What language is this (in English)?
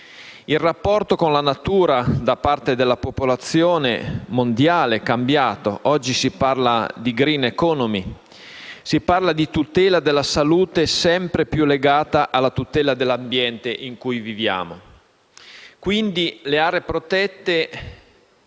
Italian